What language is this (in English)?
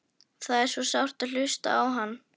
Icelandic